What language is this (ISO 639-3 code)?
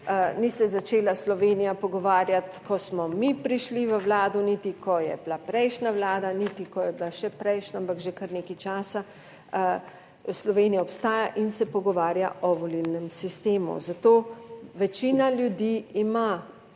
slv